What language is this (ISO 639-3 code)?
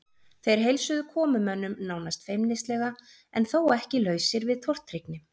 isl